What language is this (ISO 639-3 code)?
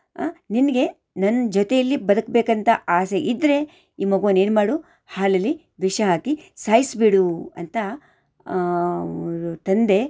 kan